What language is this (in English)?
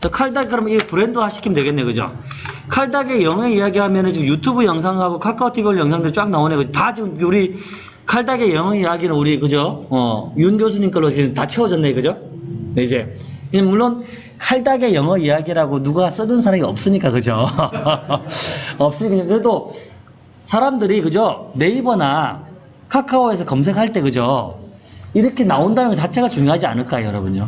Korean